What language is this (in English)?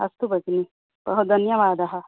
Sanskrit